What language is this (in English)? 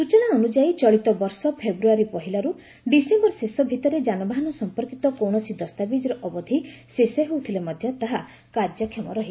Odia